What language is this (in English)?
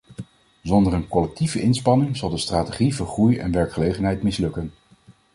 Dutch